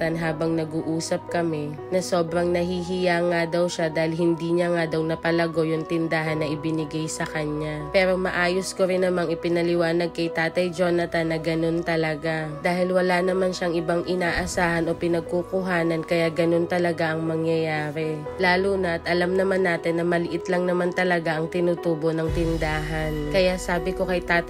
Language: Filipino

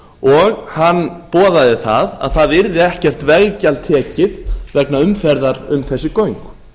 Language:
Icelandic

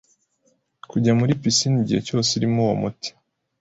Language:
Kinyarwanda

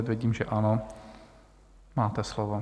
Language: Czech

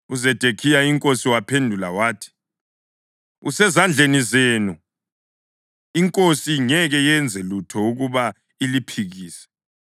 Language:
North Ndebele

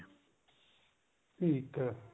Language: Punjabi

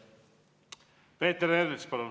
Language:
Estonian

